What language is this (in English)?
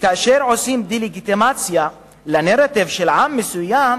Hebrew